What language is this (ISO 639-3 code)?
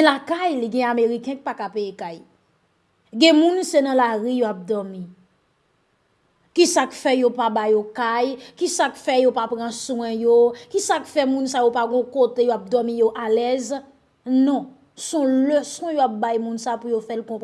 fra